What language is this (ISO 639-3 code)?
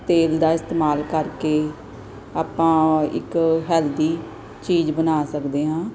pan